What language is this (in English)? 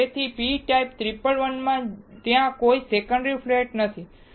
Gujarati